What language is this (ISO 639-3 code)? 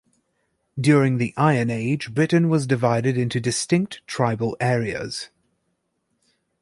eng